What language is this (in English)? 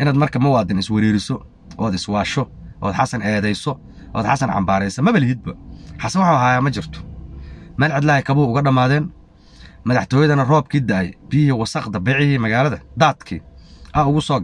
Arabic